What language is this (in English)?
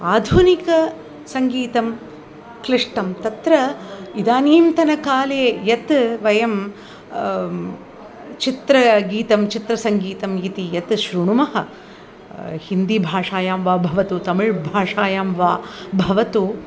Sanskrit